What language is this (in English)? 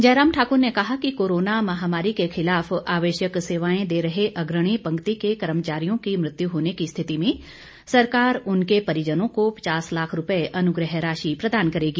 Hindi